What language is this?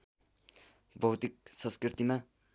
Nepali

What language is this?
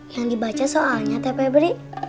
Indonesian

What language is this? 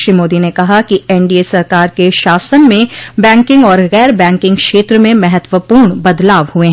Hindi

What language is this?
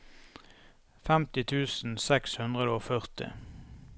Norwegian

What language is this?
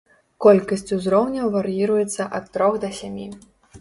Belarusian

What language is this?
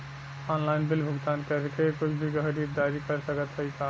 Bhojpuri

